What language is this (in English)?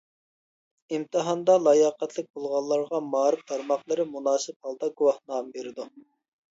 Uyghur